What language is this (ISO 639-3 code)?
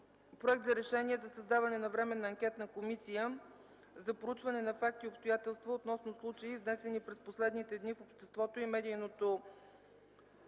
bul